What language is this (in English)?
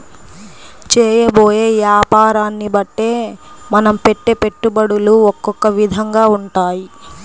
Telugu